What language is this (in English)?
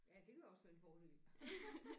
Danish